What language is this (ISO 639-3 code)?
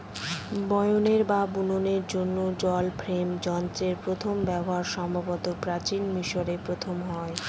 ben